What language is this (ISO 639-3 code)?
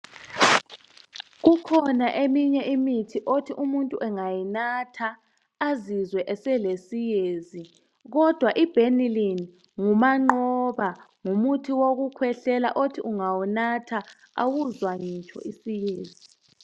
nde